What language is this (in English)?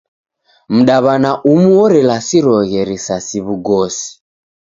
Taita